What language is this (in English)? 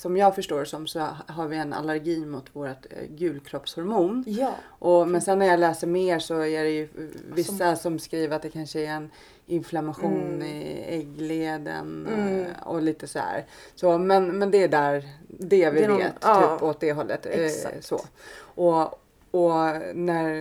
Swedish